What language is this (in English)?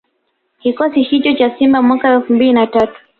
Swahili